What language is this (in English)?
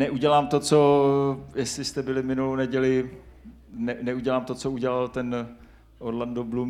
Czech